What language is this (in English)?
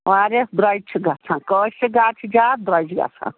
Kashmiri